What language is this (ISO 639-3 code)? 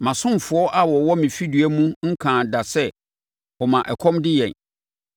aka